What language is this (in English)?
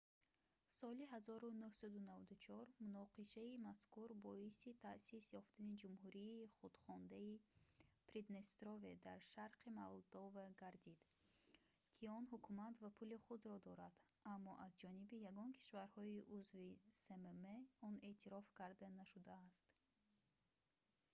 Tajik